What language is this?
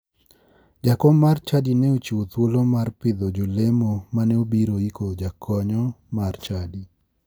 Luo (Kenya and Tanzania)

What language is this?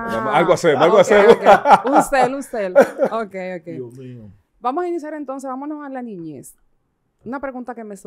Spanish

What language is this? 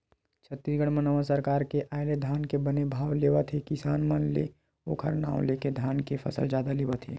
Chhattisgarhi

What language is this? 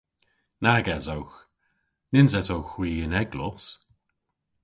Cornish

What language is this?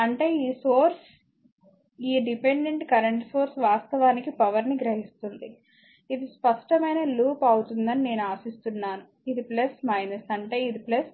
Telugu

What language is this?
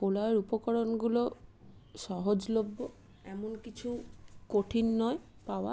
Bangla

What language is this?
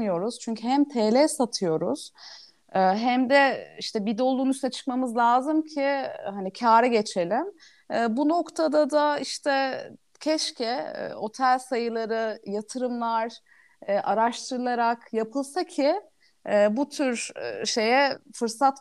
Turkish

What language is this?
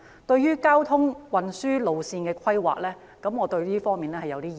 Cantonese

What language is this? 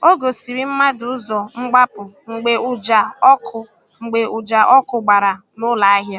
Igbo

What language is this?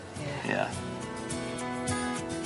Welsh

